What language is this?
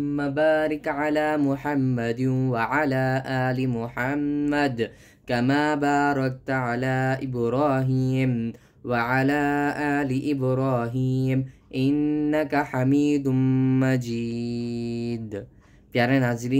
Arabic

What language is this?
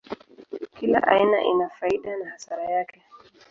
Swahili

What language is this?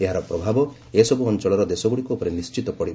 Odia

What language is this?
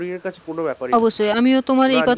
Bangla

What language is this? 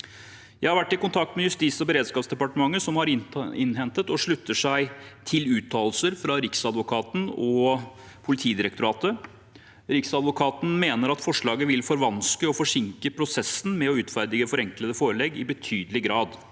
Norwegian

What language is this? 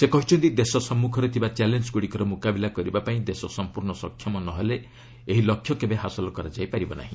Odia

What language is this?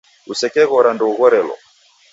Taita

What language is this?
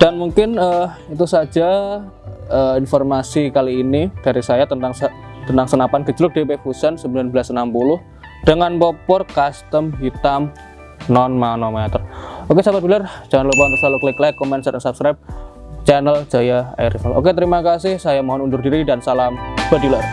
Indonesian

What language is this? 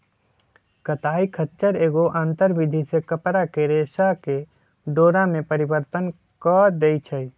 Magahi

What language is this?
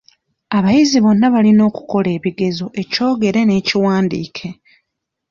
Ganda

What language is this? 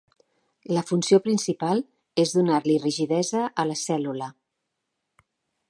Catalan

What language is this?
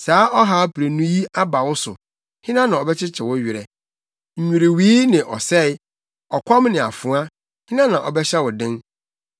Akan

